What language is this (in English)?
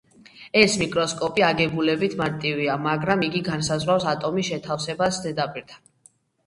Georgian